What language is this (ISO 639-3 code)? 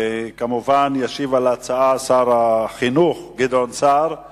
heb